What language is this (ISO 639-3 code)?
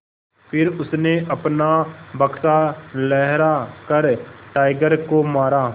hin